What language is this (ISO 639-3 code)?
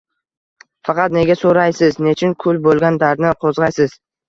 uzb